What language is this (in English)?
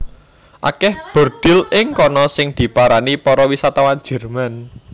Javanese